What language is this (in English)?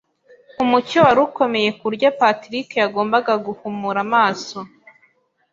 Kinyarwanda